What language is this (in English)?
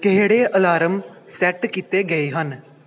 Punjabi